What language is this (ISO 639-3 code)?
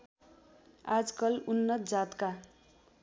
nep